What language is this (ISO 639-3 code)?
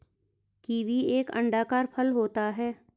hin